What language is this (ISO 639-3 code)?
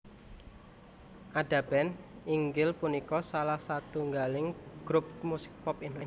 jav